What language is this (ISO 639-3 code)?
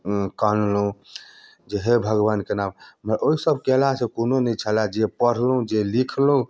mai